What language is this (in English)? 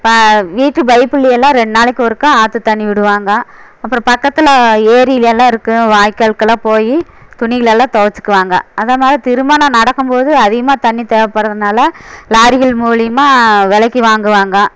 Tamil